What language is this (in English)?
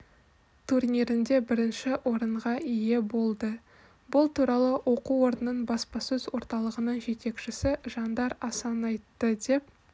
Kazakh